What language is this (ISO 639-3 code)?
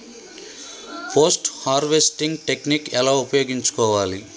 tel